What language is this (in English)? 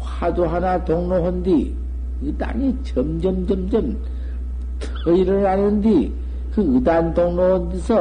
Korean